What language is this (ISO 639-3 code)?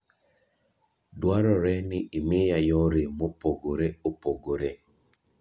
luo